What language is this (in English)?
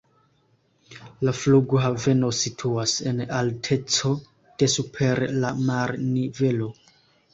Esperanto